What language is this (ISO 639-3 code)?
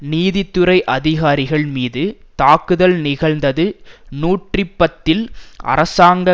tam